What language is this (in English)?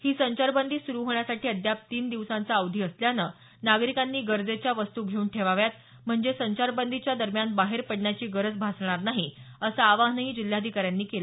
Marathi